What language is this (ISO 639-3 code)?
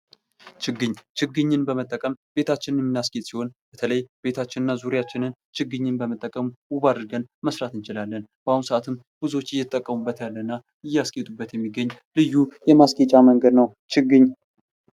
amh